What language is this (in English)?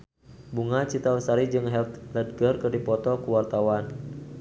Sundanese